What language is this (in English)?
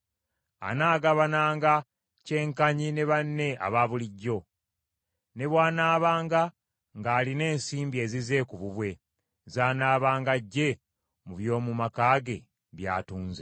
Ganda